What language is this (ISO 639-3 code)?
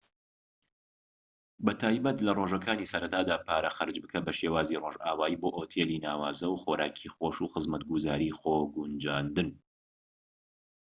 ckb